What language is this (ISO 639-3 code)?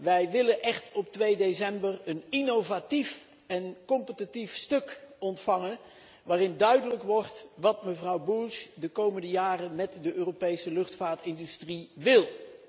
nld